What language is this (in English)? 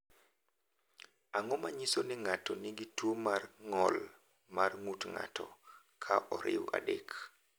Luo (Kenya and Tanzania)